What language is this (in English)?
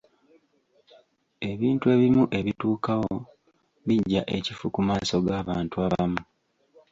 Ganda